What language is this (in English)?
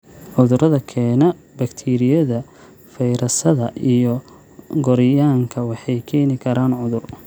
Somali